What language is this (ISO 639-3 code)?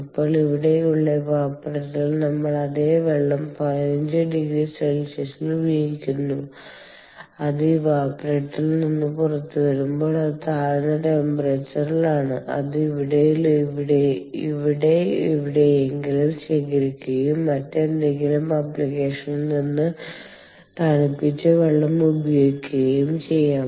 mal